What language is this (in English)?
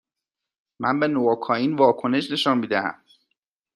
Persian